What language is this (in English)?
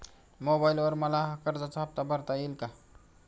Marathi